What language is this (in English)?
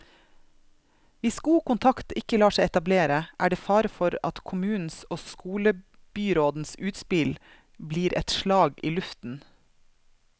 Norwegian